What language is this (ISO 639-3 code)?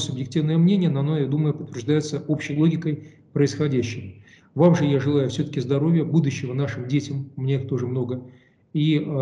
rus